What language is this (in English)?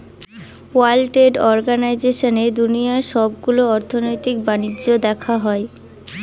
Bangla